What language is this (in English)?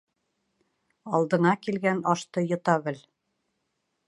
Bashkir